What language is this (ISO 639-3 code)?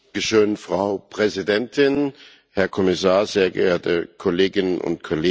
deu